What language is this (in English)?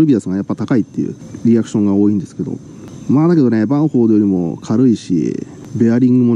Japanese